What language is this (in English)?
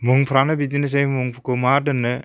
Bodo